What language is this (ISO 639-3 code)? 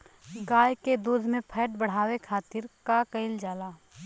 bho